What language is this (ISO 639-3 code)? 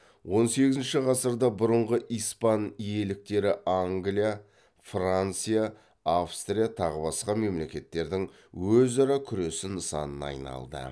kaz